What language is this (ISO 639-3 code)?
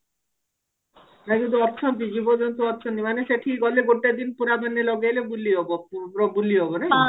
ori